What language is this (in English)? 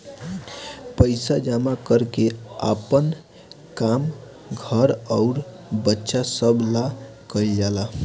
Bhojpuri